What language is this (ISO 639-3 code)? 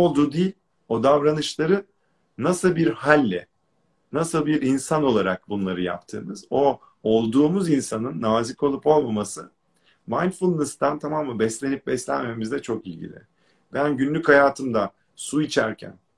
tur